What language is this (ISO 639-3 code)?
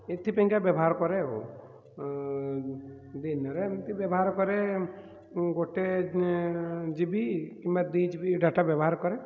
ori